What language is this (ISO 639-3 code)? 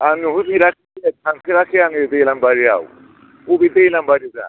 brx